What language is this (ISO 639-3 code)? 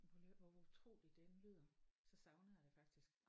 dan